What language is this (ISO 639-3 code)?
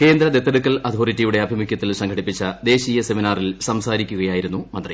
mal